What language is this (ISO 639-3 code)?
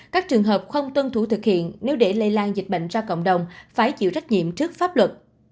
vie